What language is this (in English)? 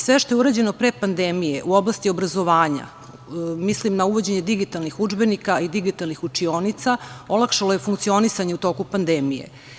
Serbian